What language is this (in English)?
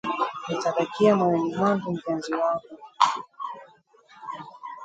Swahili